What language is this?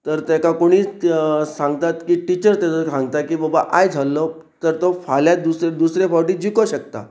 Konkani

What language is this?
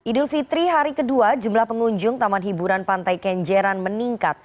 Indonesian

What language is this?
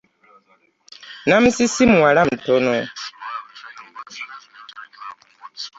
Ganda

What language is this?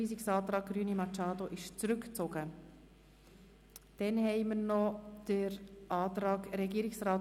Swiss German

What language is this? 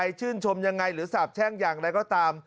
Thai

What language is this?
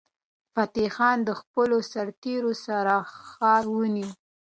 Pashto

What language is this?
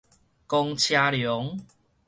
Min Nan Chinese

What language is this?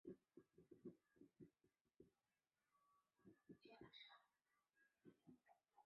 Chinese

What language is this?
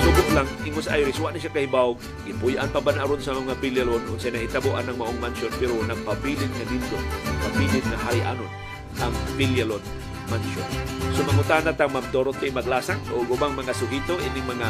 Filipino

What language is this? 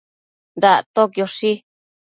Matsés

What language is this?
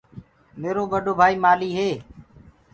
Gurgula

